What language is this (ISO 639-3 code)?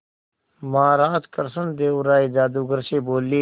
hin